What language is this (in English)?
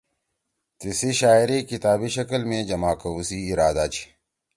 Torwali